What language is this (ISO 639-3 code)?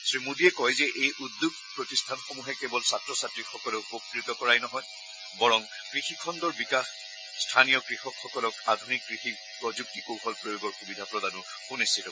asm